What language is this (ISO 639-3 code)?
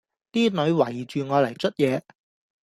yue